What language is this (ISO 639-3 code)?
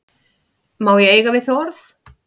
isl